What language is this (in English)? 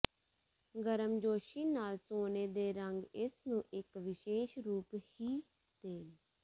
Punjabi